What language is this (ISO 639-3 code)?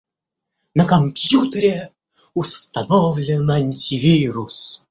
rus